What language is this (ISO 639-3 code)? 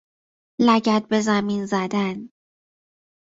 fas